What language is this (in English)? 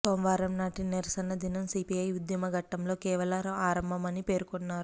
Telugu